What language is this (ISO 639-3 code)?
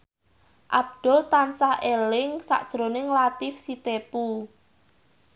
jav